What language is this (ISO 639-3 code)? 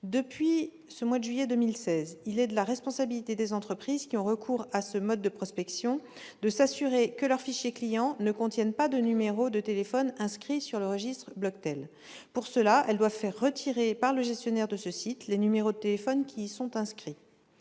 fra